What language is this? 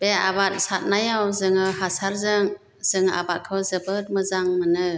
Bodo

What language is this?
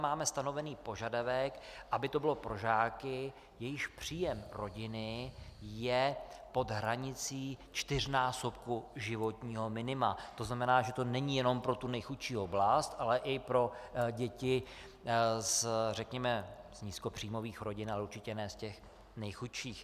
Czech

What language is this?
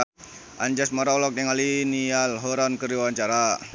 Sundanese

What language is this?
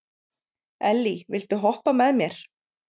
Icelandic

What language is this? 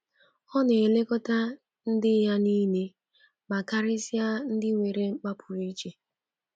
Igbo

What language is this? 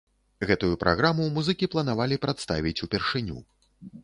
Belarusian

